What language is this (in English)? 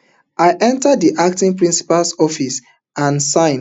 Nigerian Pidgin